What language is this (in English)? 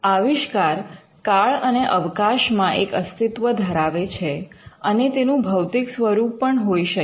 Gujarati